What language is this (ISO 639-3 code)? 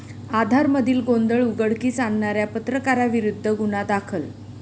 mar